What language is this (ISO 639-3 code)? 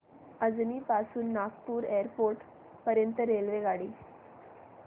mar